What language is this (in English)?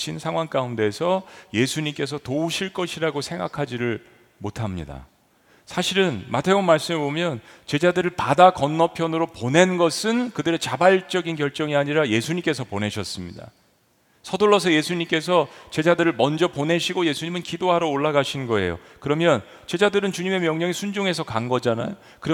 Korean